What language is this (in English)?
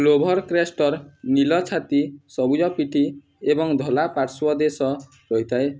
Odia